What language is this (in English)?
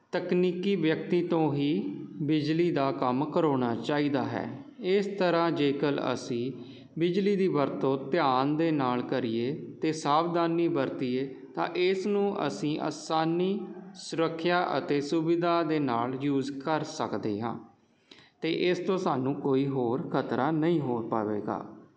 Punjabi